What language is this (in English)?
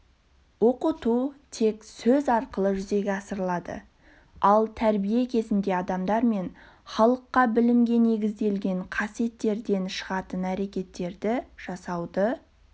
Kazakh